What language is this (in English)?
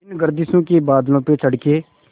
Hindi